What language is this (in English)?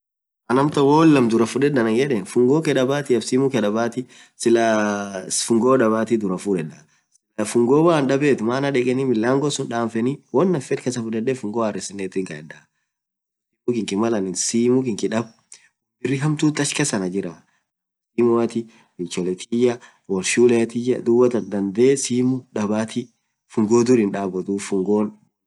Orma